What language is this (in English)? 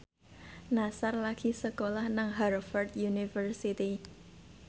Javanese